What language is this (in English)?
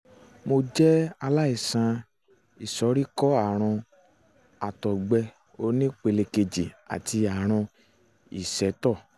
Yoruba